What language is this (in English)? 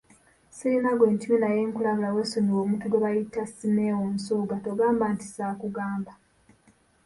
Ganda